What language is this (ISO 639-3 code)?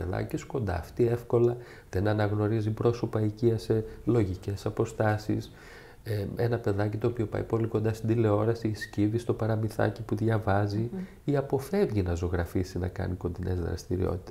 ell